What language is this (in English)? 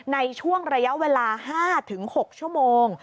Thai